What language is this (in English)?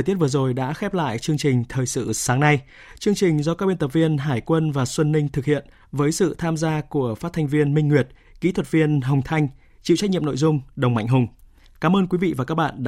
Vietnamese